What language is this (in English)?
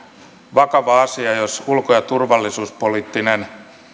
Finnish